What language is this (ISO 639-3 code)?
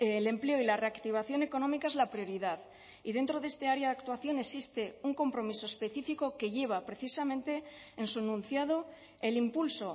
spa